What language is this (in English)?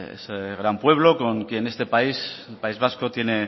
Spanish